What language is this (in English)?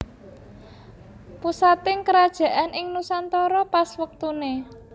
Javanese